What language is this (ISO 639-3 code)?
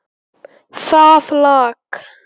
isl